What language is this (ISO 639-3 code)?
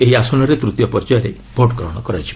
ori